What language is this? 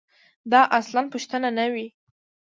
Pashto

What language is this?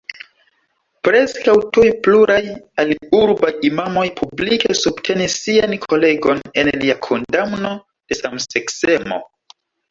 Esperanto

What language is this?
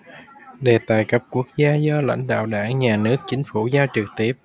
Vietnamese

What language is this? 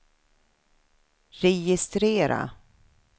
Swedish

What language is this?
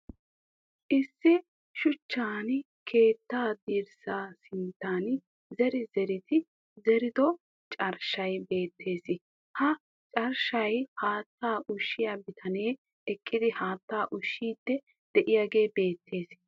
Wolaytta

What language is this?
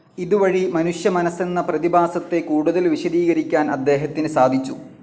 Malayalam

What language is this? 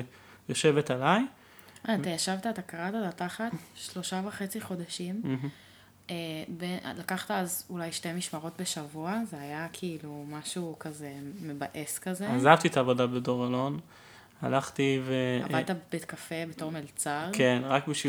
Hebrew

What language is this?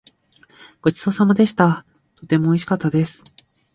Japanese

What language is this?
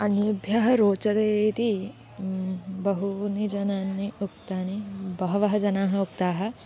Sanskrit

